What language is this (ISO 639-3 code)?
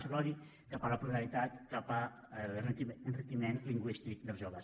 cat